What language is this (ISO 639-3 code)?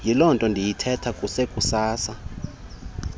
xho